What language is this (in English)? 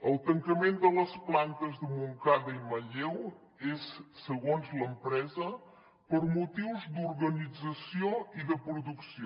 Catalan